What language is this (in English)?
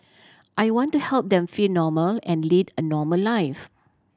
English